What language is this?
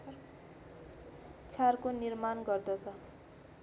Nepali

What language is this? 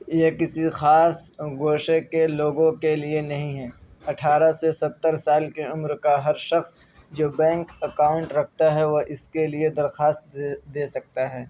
Urdu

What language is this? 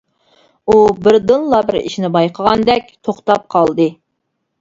Uyghur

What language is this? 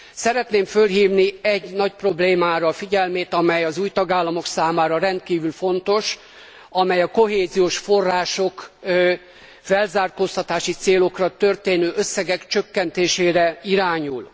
Hungarian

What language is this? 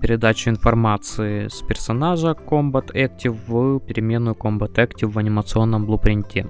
Russian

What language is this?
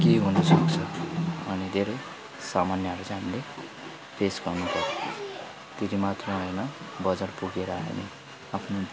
Nepali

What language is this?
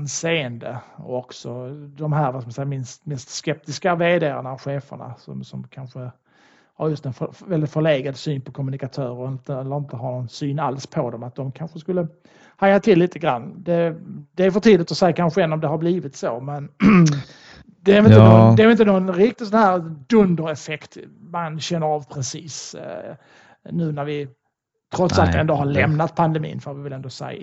Swedish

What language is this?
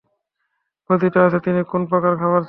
Bangla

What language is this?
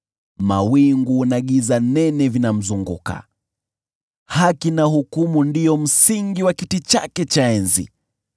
Swahili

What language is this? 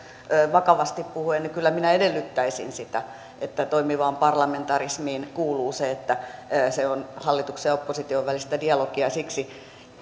Finnish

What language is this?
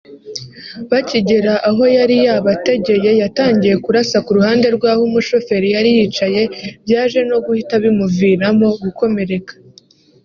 Kinyarwanda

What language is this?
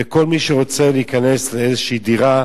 Hebrew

